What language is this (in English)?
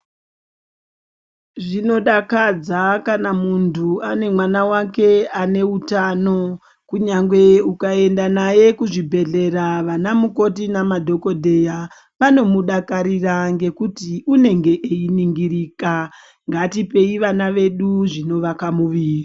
Ndau